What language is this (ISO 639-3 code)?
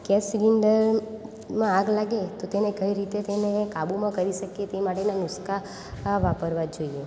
guj